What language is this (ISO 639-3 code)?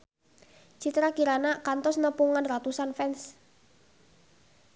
sun